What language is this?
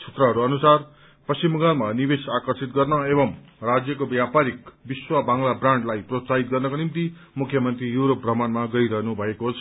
Nepali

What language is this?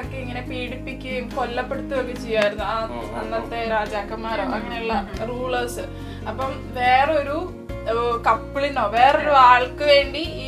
Malayalam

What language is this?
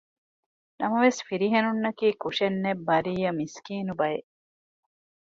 Divehi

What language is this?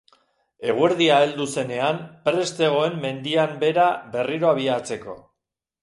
Basque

